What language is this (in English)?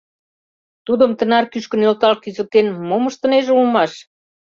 Mari